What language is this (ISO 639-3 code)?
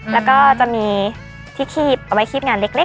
tha